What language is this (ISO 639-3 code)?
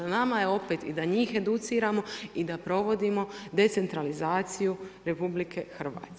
hrv